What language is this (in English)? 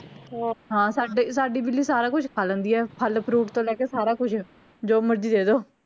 Punjabi